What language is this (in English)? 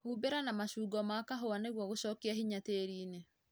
Kikuyu